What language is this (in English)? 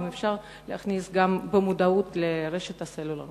Hebrew